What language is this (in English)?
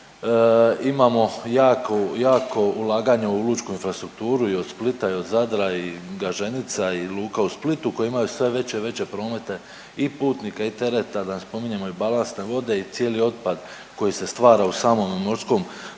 Croatian